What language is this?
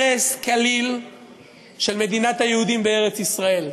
Hebrew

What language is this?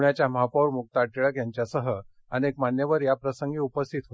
Marathi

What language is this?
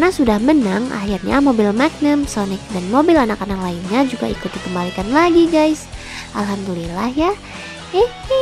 Indonesian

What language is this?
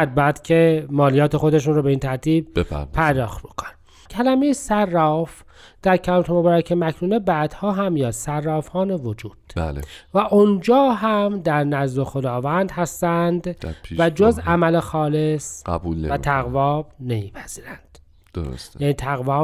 Persian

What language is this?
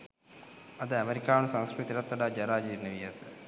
Sinhala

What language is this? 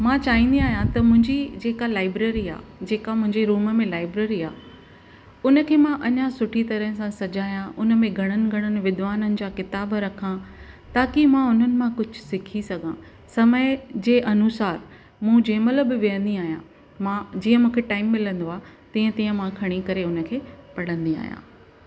Sindhi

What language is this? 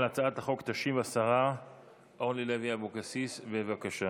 Hebrew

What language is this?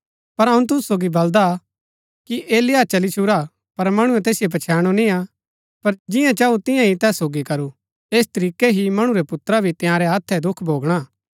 Gaddi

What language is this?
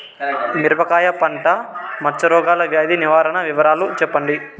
Telugu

